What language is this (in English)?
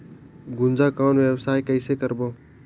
Chhattisgarhi